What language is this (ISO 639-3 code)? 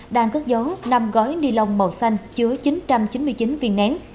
vie